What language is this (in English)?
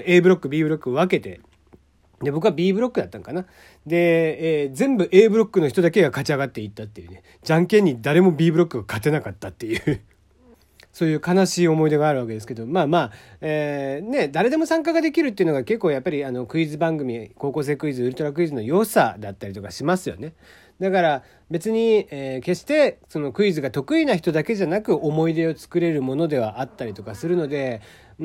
Japanese